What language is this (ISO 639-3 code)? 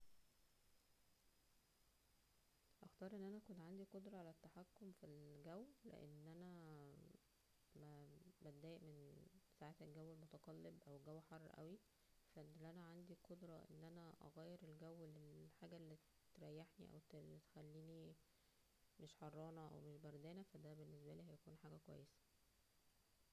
arz